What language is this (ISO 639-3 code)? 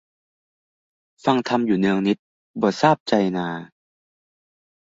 tha